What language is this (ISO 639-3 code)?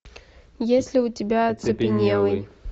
rus